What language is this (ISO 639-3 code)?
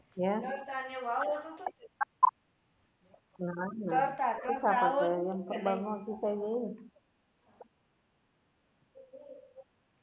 guj